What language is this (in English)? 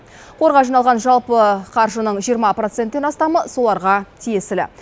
Kazakh